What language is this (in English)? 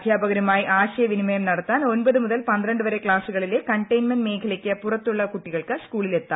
Malayalam